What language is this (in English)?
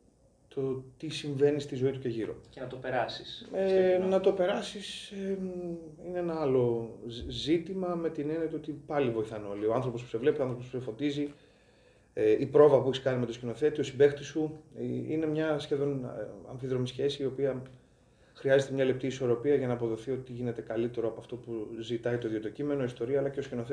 Greek